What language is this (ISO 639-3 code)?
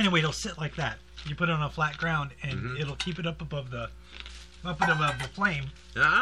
eng